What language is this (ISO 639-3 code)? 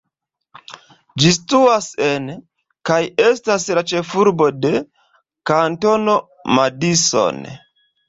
epo